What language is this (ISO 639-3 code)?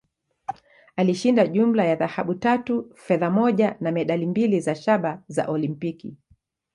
swa